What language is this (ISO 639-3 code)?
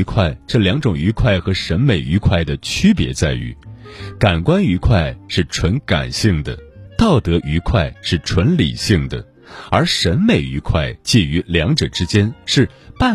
zho